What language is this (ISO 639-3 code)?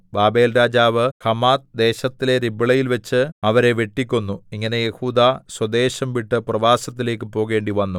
mal